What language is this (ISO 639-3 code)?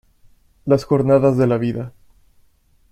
spa